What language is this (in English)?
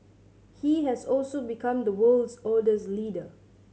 English